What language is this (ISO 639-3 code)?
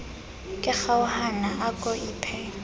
sot